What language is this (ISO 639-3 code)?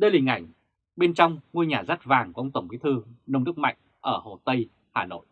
vie